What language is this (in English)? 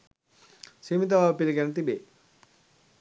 Sinhala